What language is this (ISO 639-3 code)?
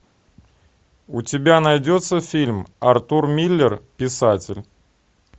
rus